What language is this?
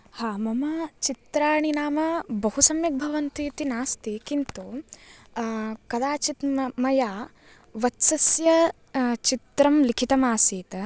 Sanskrit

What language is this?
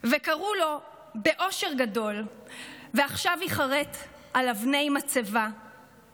Hebrew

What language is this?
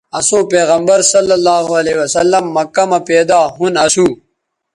Bateri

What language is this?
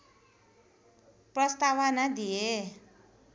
Nepali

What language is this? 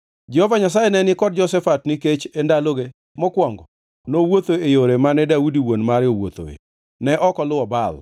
Luo (Kenya and Tanzania)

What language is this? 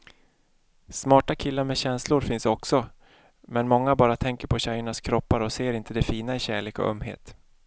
Swedish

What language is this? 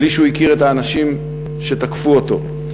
Hebrew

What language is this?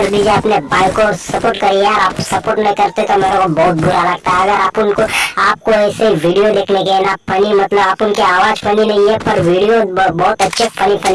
Turkish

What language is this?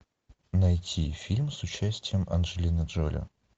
Russian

